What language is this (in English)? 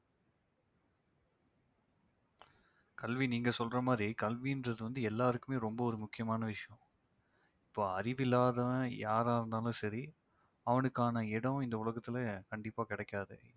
Tamil